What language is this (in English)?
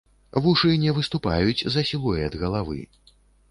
Belarusian